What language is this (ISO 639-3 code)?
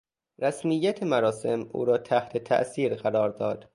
fas